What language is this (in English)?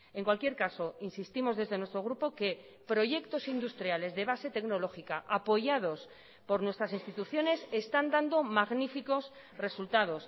Spanish